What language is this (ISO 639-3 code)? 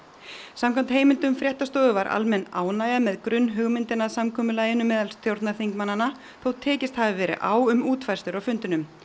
isl